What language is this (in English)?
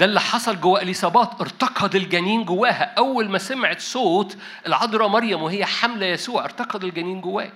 Arabic